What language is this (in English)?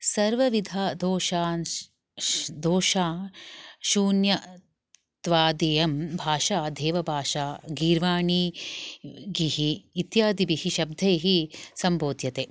Sanskrit